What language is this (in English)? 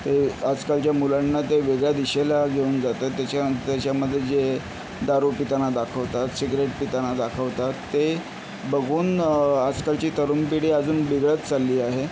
Marathi